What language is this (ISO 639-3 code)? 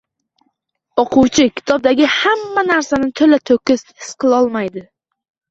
uzb